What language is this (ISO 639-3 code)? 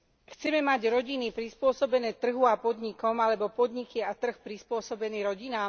slk